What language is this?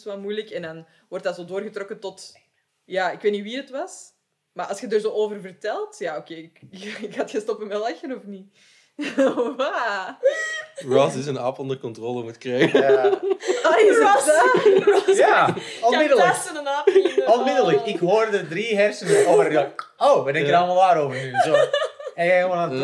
Dutch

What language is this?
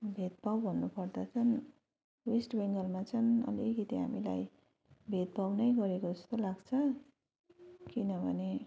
Nepali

